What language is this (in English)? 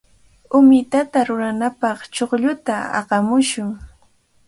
Cajatambo North Lima Quechua